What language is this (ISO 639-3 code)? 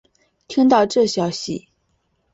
zho